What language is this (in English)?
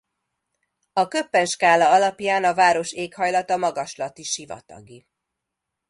Hungarian